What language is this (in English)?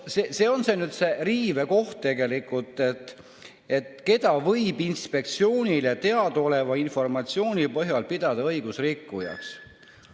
Estonian